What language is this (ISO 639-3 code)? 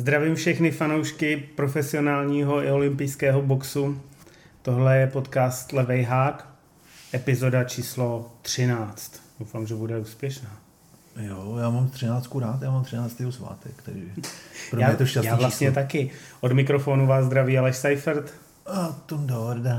ces